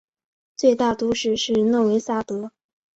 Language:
Chinese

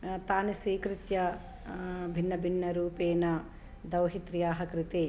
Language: Sanskrit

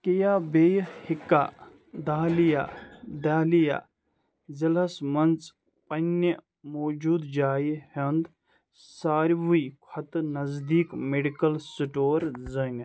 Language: Kashmiri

